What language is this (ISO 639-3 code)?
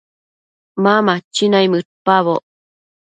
mcf